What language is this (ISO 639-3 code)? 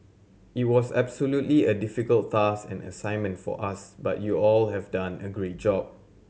eng